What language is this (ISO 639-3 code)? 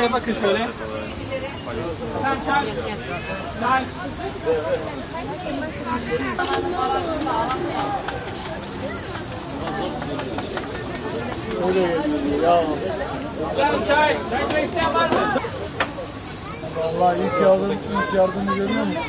tur